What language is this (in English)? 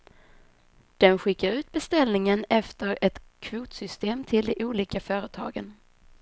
Swedish